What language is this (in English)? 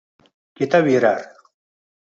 Uzbek